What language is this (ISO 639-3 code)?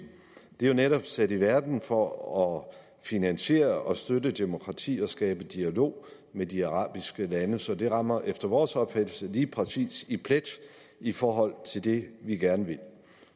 dan